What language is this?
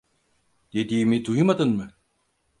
Turkish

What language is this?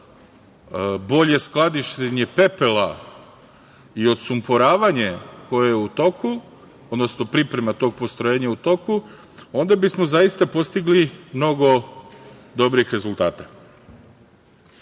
Serbian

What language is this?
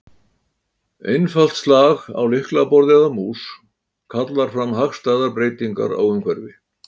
Icelandic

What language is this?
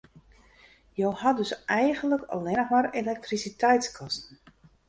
Western Frisian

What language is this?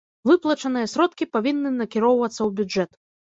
Belarusian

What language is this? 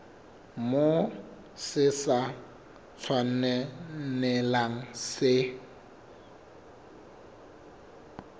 Southern Sotho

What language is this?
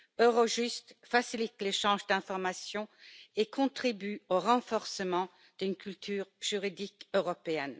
French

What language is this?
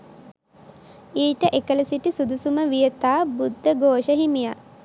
Sinhala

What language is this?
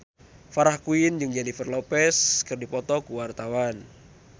Sundanese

